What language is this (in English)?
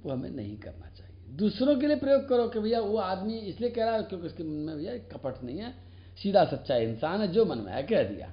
Hindi